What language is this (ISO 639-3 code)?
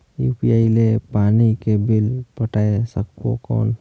hne